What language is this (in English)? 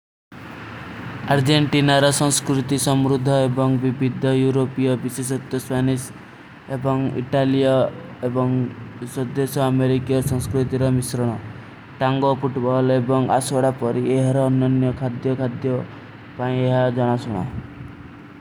Kui (India)